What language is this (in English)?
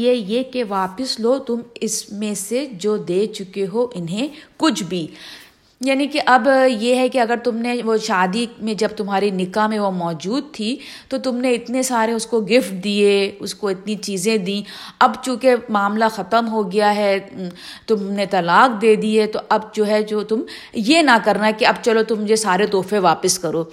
Urdu